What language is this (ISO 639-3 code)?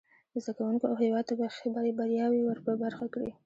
pus